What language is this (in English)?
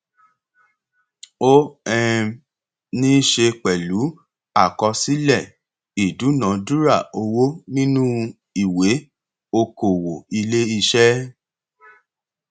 Yoruba